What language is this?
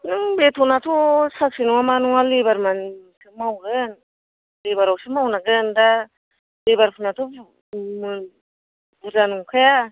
Bodo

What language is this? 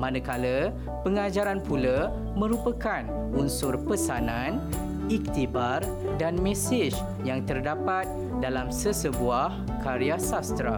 Malay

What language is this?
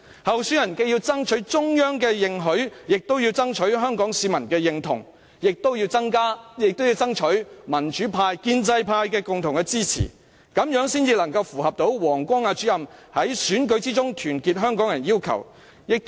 Cantonese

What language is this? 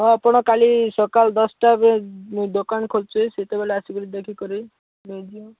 Odia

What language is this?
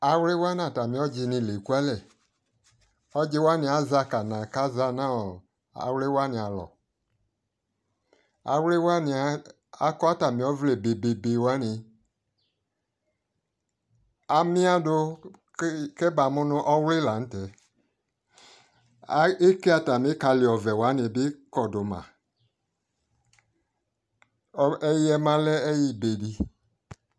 Ikposo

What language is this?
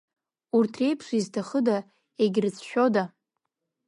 Abkhazian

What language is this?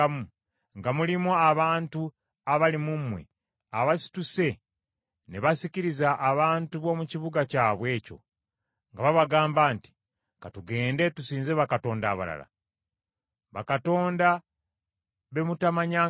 Ganda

